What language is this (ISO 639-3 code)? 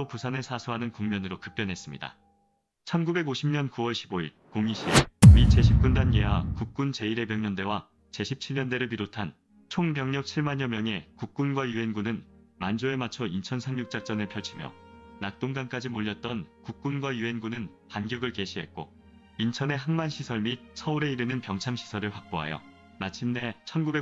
kor